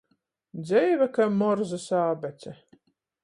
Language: Latgalian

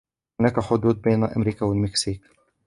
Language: Arabic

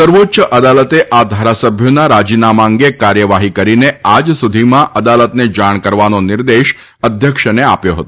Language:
Gujarati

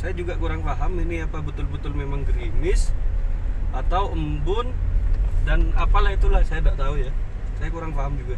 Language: Indonesian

